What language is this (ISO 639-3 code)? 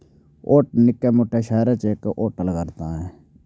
doi